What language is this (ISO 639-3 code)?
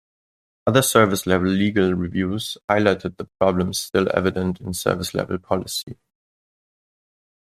eng